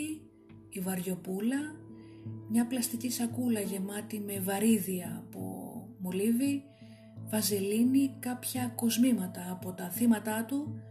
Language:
Greek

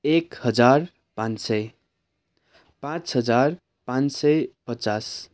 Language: Nepali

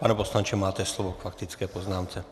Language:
Czech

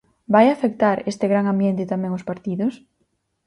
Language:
Galician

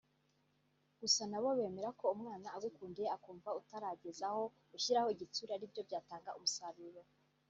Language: Kinyarwanda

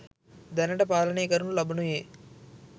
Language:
Sinhala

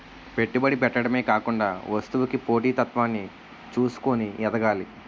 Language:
Telugu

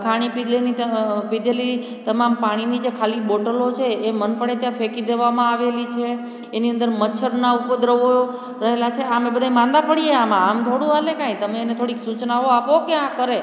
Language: Gujarati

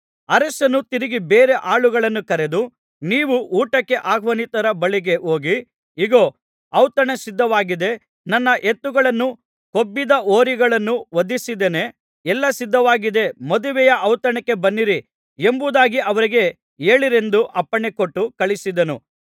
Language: Kannada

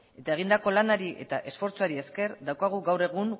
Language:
Basque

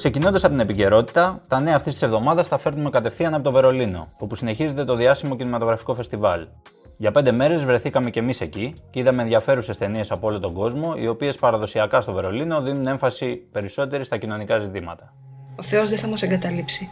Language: Greek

